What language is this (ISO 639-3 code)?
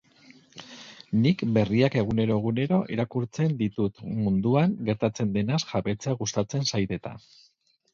eus